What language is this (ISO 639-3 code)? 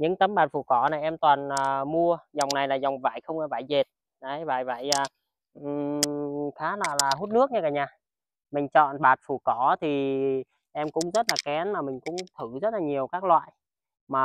vie